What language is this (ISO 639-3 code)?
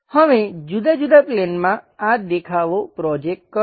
guj